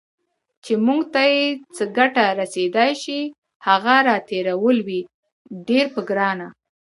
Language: Pashto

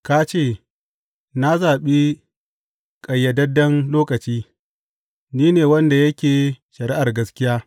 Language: Hausa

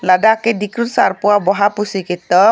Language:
Karbi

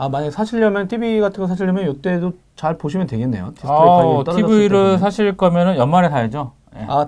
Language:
Korean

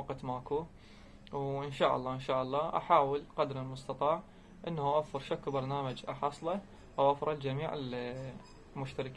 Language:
Arabic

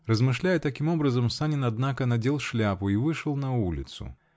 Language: Russian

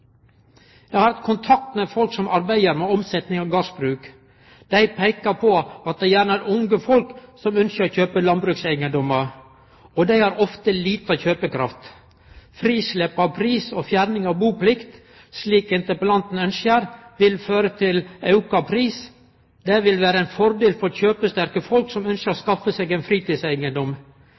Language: Norwegian Nynorsk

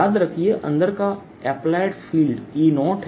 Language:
Hindi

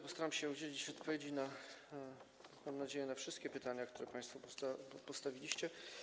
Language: Polish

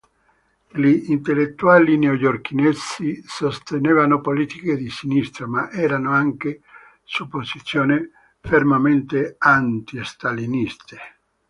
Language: Italian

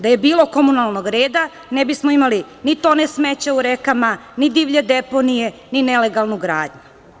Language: Serbian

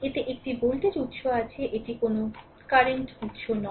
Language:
Bangla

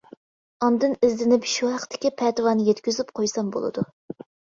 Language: Uyghur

